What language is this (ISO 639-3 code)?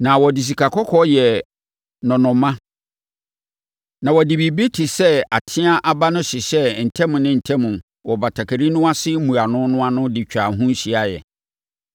aka